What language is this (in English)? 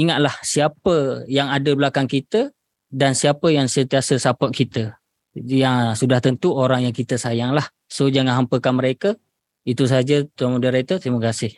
Malay